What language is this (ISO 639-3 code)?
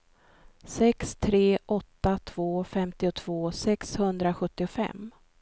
swe